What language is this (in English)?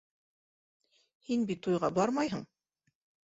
Bashkir